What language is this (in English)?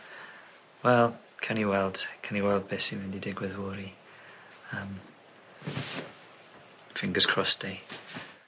Welsh